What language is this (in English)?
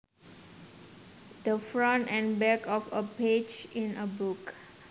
Javanese